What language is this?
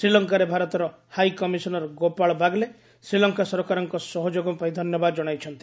Odia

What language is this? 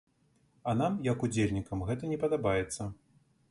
Belarusian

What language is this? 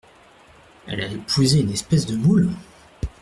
French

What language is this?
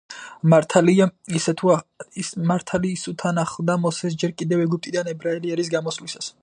Georgian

